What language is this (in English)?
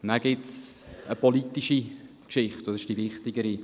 Swiss German